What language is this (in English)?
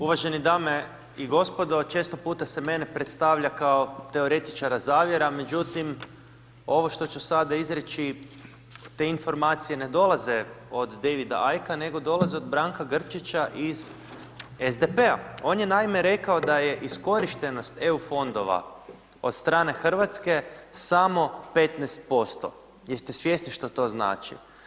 Croatian